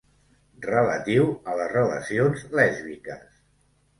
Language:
Catalan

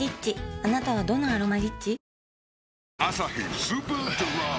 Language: Japanese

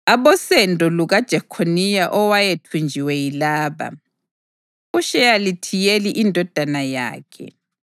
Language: North Ndebele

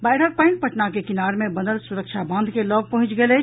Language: Maithili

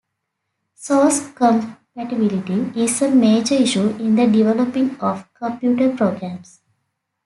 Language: English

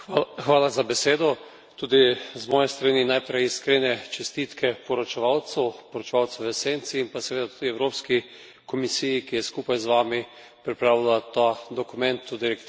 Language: Slovenian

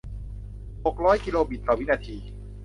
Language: Thai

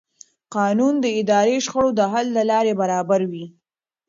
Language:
Pashto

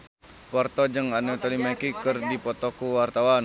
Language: Sundanese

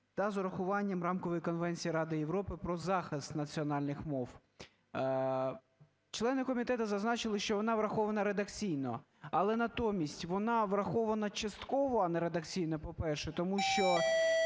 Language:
Ukrainian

